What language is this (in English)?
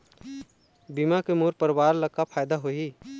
Chhattisgarhi